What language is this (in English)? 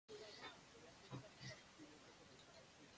Japanese